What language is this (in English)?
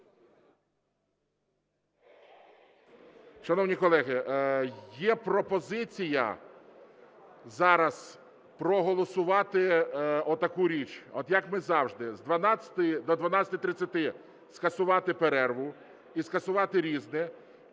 Ukrainian